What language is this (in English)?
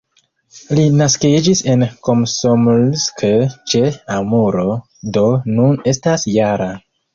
Esperanto